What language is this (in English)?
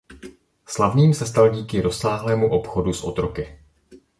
Czech